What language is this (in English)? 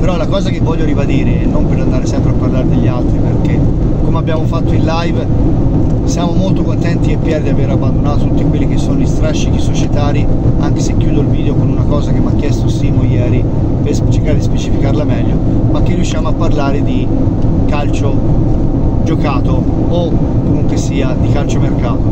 Italian